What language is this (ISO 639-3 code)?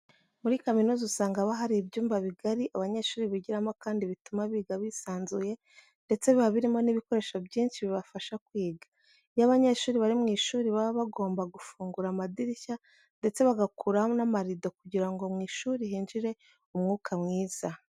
kin